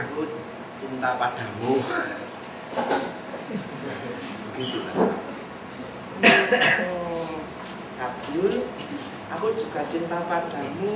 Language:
Indonesian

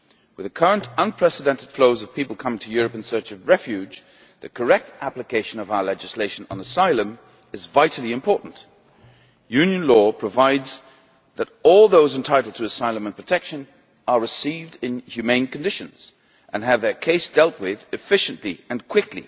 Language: English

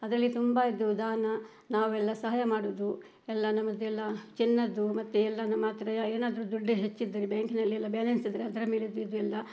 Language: Kannada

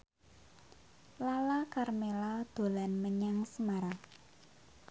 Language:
Javanese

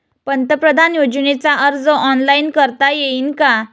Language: Marathi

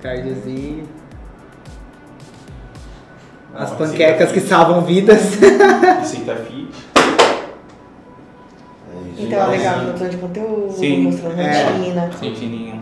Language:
Portuguese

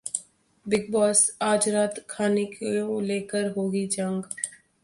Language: Hindi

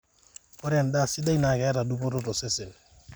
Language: Masai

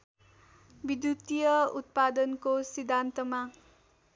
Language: Nepali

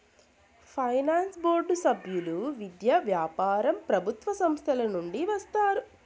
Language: Telugu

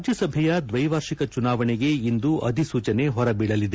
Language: Kannada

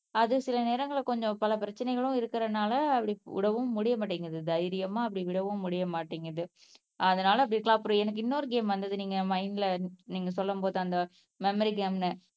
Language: Tamil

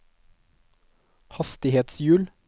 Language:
Norwegian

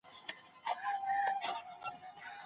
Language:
Pashto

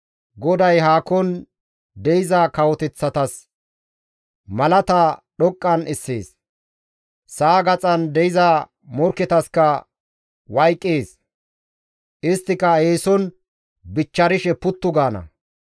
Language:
Gamo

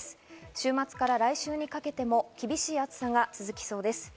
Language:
Japanese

